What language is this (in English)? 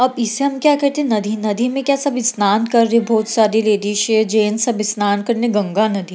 Hindi